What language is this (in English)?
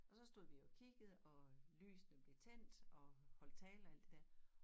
Danish